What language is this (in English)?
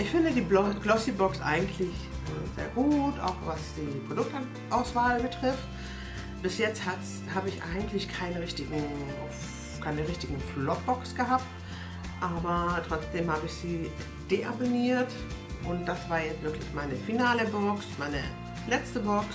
German